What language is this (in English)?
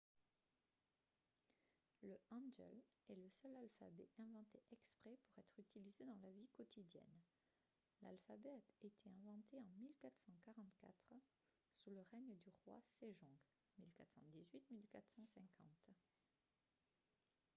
French